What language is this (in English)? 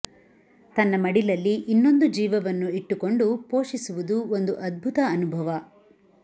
Kannada